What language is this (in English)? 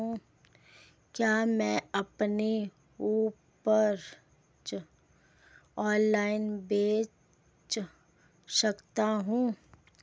Hindi